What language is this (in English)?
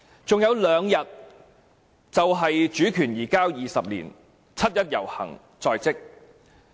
Cantonese